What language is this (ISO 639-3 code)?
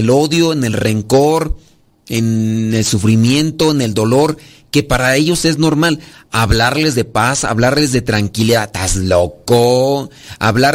spa